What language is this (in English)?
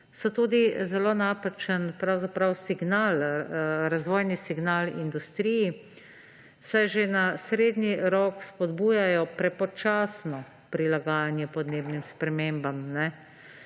Slovenian